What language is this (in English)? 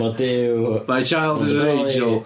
Welsh